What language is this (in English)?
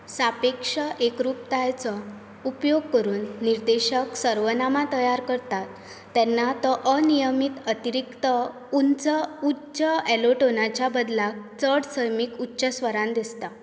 Konkani